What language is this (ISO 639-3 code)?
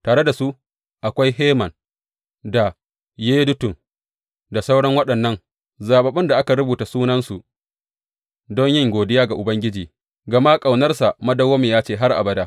hau